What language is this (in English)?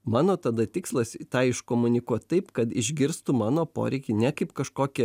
Lithuanian